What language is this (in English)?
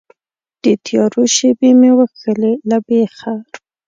Pashto